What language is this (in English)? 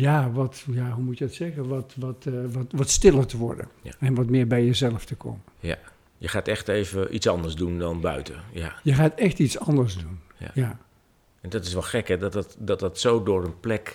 Dutch